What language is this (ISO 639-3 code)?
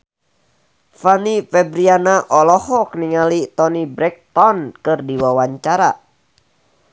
sun